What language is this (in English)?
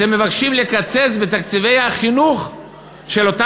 Hebrew